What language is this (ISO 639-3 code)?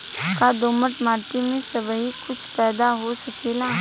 bho